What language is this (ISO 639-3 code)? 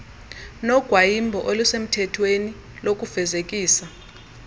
xho